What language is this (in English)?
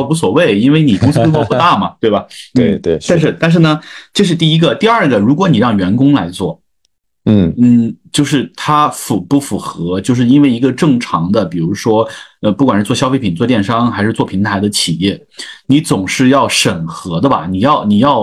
Chinese